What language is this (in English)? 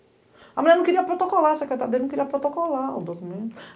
Portuguese